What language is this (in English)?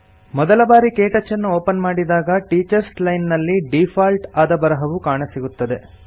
Kannada